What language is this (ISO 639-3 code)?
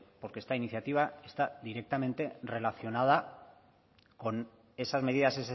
spa